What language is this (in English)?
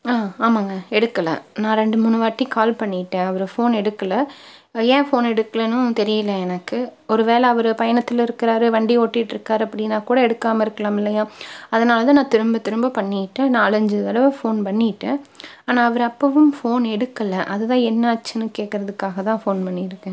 Tamil